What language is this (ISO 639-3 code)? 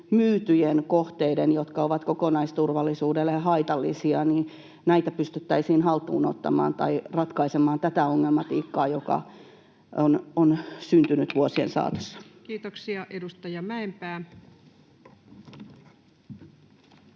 fin